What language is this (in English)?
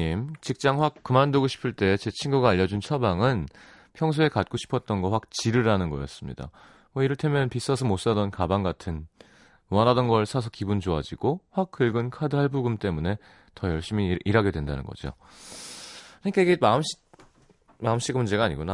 Korean